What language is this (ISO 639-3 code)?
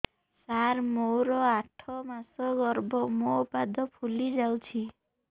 ori